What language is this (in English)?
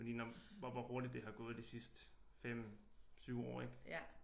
Danish